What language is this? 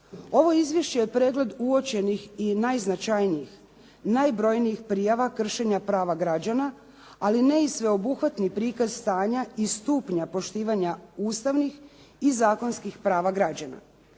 Croatian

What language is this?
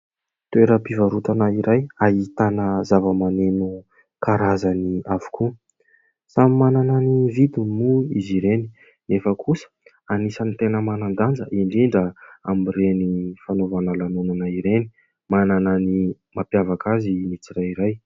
Malagasy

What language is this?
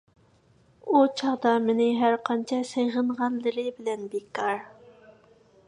Uyghur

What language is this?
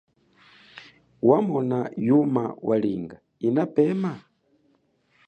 Chokwe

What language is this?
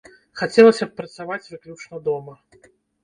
Belarusian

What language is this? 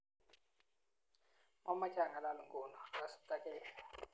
Kalenjin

